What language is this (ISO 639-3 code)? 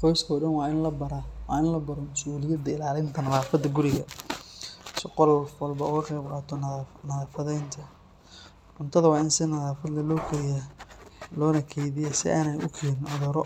som